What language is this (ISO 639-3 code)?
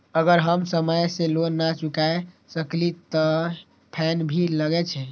mai